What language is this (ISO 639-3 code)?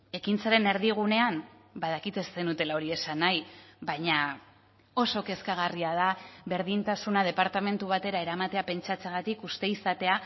eus